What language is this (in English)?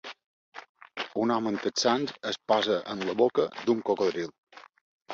Catalan